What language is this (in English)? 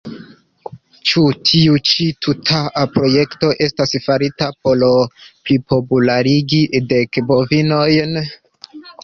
Esperanto